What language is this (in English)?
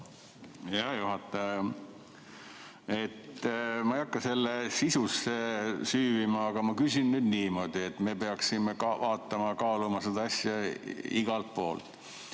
Estonian